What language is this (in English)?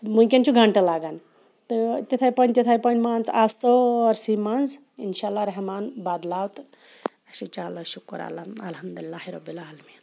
Kashmiri